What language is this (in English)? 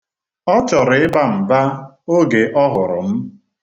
Igbo